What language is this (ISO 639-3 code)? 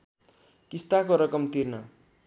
nep